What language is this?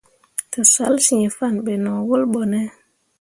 Mundang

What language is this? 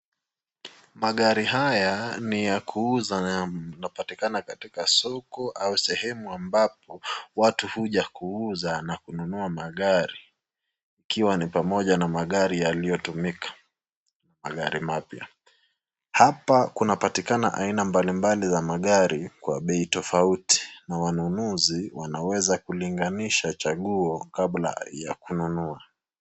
Swahili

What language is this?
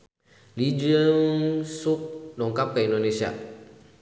Sundanese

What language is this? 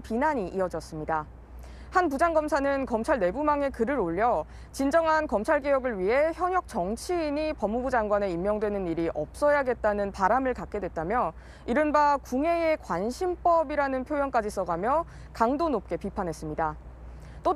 Korean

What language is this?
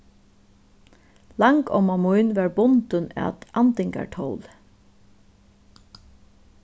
Faroese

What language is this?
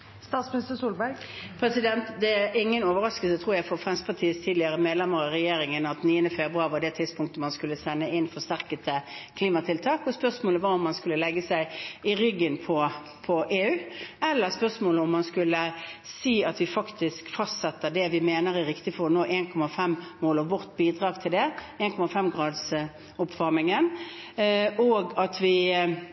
Norwegian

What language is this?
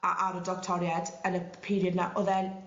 Welsh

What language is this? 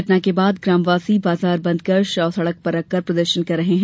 Hindi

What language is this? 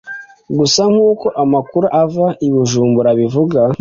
Kinyarwanda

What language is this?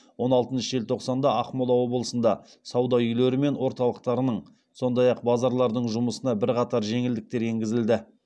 Kazakh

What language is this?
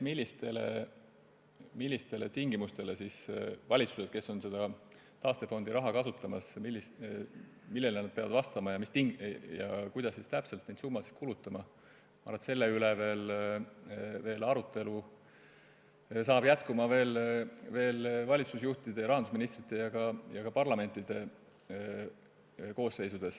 Estonian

